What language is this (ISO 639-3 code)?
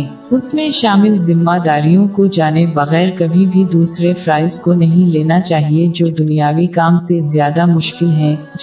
urd